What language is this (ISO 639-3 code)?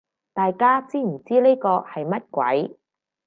yue